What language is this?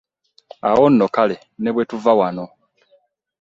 Ganda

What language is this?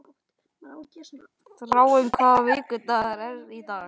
Icelandic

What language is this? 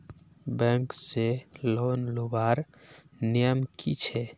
Magahi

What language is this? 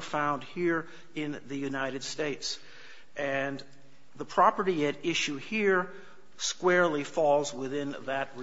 English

